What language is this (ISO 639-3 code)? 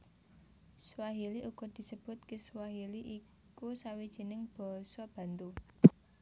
jav